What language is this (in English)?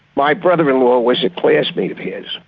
English